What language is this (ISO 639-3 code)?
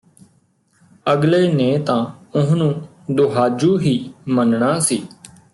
pan